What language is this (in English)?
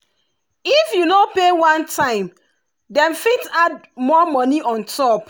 Nigerian Pidgin